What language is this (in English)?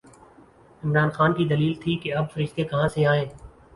Urdu